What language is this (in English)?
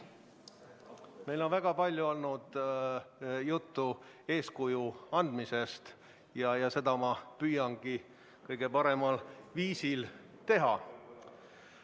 Estonian